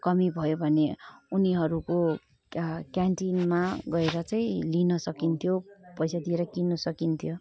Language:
Nepali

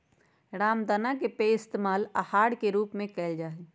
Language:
Magahi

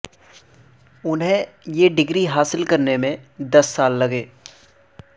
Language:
Urdu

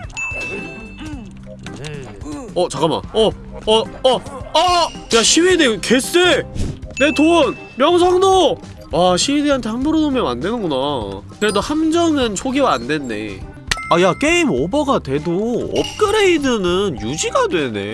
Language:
Korean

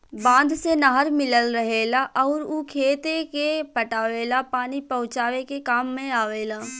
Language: Bhojpuri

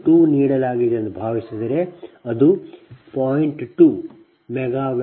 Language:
Kannada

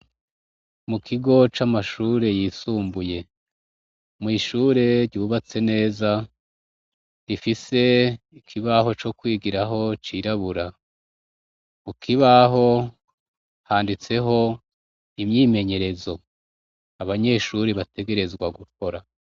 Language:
Rundi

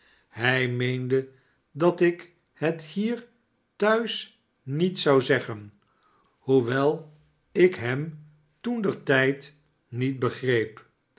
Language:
Dutch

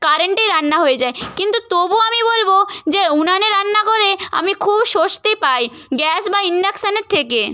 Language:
Bangla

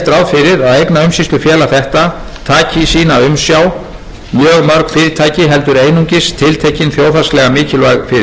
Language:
Icelandic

